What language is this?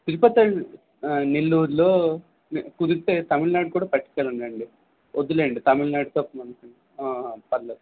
Telugu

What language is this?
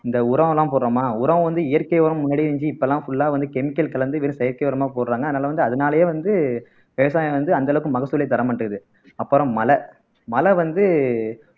Tamil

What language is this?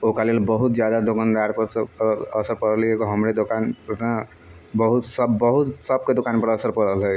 Maithili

